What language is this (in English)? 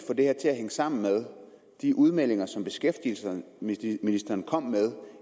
Danish